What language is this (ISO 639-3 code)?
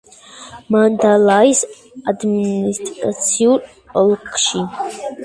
kat